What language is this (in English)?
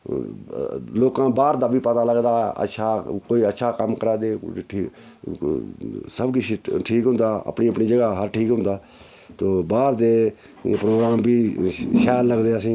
Dogri